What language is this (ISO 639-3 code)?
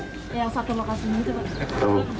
ind